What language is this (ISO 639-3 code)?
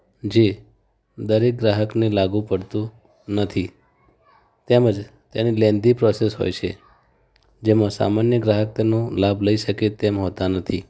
guj